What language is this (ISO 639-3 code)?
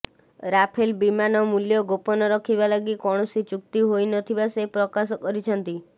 ori